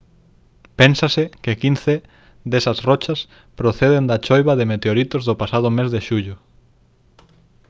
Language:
Galician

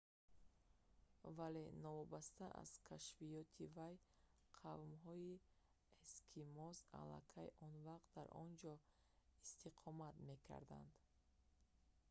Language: Tajik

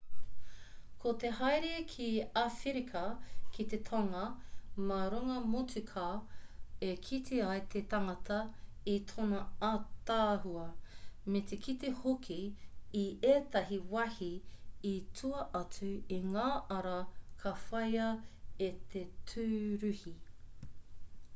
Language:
Māori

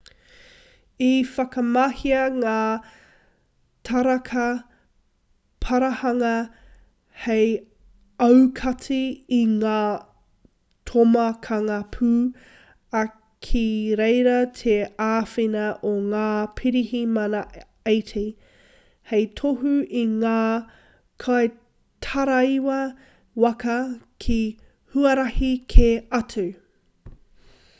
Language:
Māori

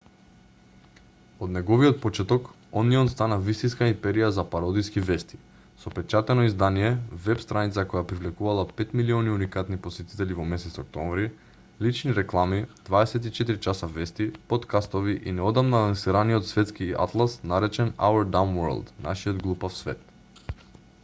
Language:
Macedonian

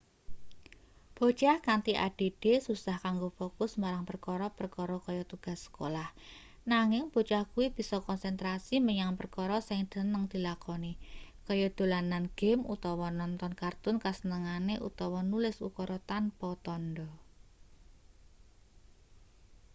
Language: Javanese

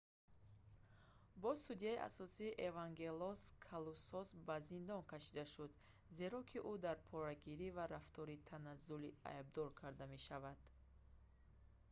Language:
Tajik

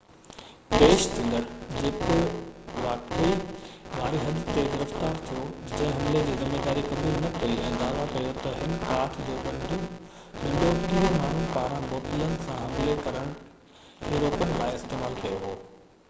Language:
Sindhi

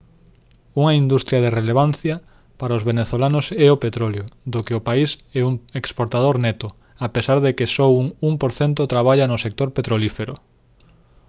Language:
Galician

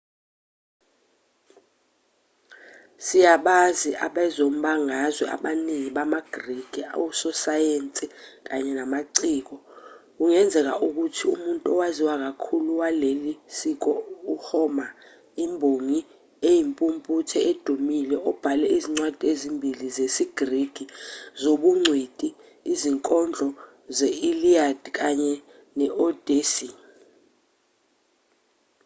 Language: Zulu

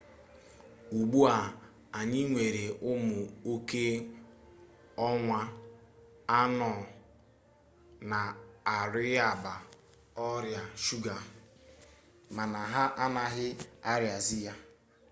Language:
Igbo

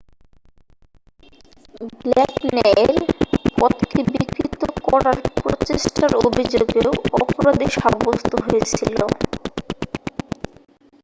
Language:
Bangla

